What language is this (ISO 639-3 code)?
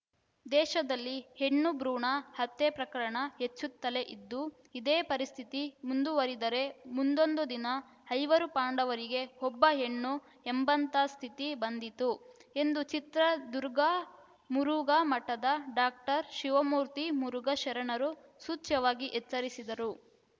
kan